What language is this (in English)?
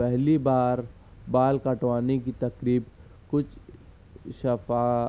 Urdu